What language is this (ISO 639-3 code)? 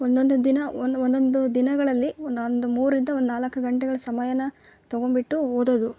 kan